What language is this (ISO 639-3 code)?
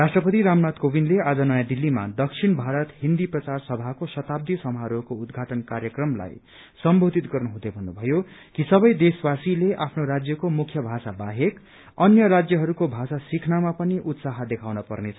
nep